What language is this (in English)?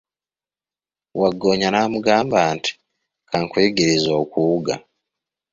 Ganda